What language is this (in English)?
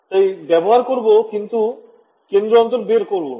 Bangla